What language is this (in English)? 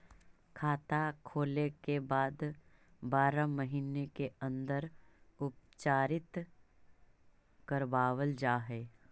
Magahi